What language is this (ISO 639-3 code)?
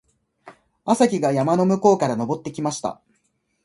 jpn